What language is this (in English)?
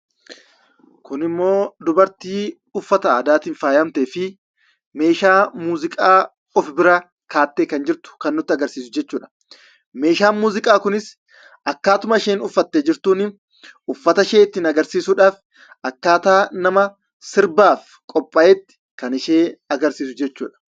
Oromo